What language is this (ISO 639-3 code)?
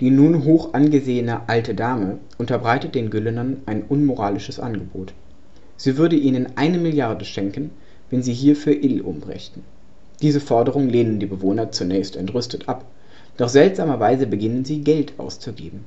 deu